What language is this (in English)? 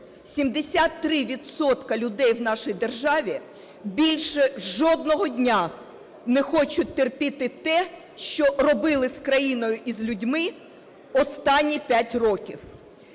Ukrainian